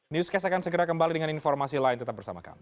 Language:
Indonesian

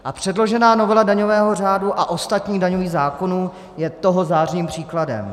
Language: Czech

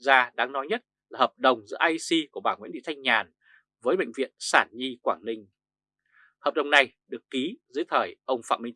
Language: Vietnamese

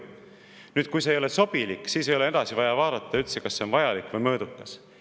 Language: Estonian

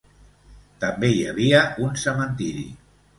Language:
Catalan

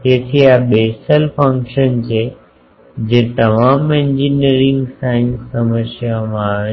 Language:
Gujarati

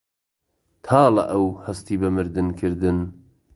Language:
Central Kurdish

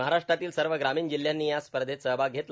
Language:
Marathi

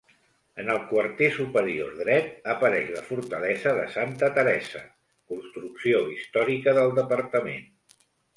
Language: Catalan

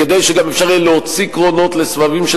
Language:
Hebrew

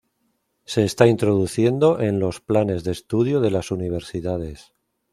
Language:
Spanish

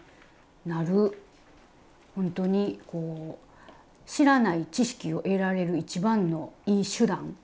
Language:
Japanese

